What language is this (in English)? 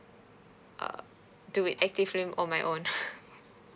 English